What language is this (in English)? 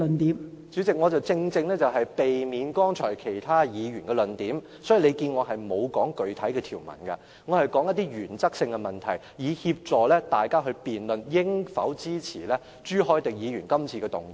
Cantonese